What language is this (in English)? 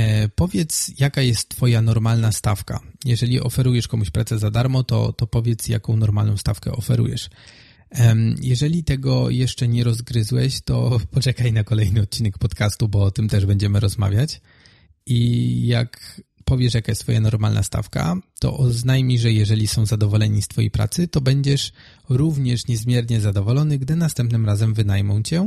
Polish